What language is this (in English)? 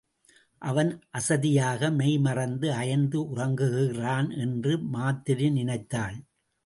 Tamil